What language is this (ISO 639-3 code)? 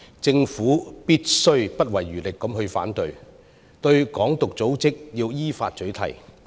yue